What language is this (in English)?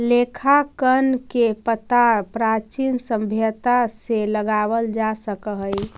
Magahi